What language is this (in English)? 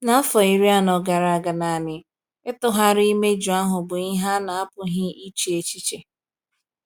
Igbo